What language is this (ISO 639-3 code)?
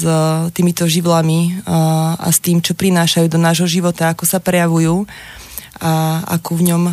slk